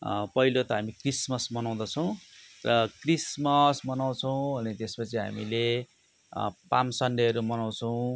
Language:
Nepali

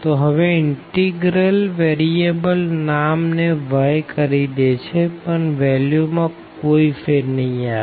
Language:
Gujarati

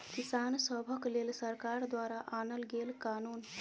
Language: Maithili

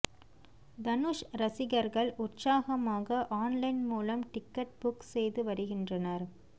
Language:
Tamil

